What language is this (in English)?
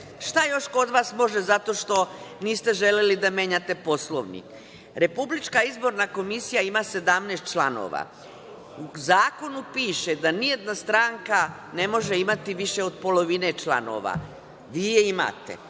Serbian